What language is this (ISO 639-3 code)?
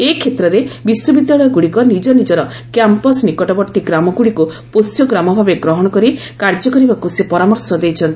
ori